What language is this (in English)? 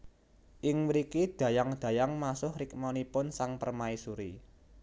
Javanese